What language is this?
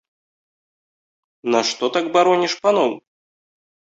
Belarusian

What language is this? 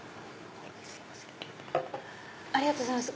Japanese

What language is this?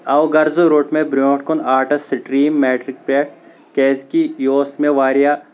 Kashmiri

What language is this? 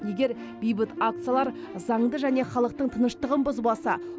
Kazakh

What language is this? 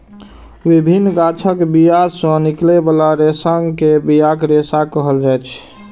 Maithili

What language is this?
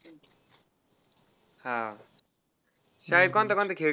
Marathi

